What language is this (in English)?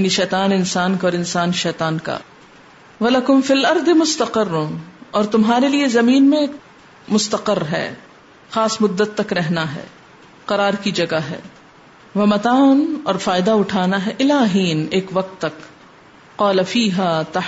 Urdu